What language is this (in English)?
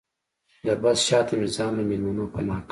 Pashto